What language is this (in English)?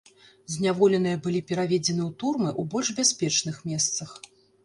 Belarusian